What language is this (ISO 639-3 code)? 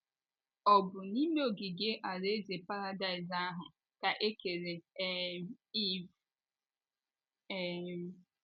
ibo